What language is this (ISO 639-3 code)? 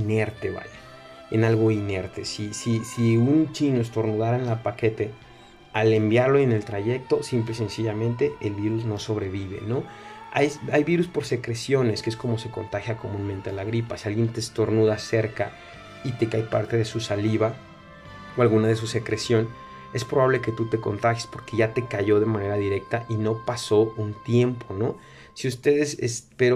spa